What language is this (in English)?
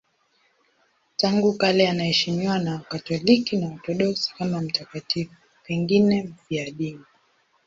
Swahili